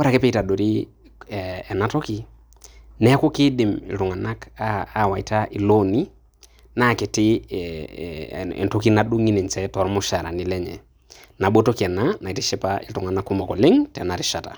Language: Masai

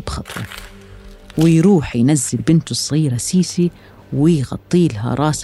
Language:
Arabic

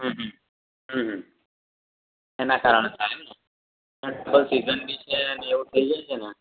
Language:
Gujarati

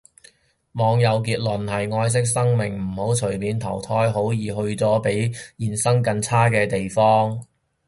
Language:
Cantonese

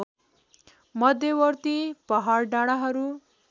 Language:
Nepali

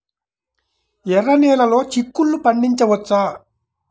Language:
Telugu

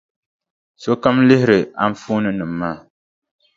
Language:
Dagbani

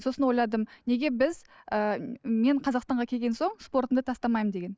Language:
Kazakh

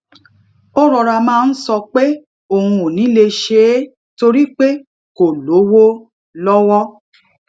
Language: Yoruba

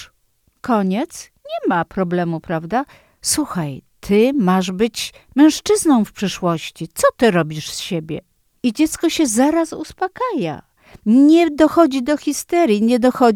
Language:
Polish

